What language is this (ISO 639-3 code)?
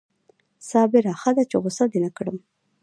pus